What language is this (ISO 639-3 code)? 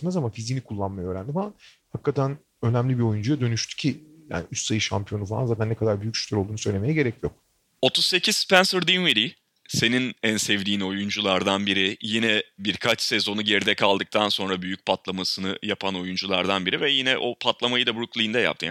tur